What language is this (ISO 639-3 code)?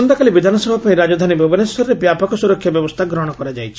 ori